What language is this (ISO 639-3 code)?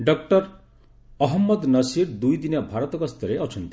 ori